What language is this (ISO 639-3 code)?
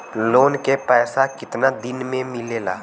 bho